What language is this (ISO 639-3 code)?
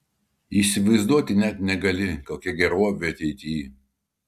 lit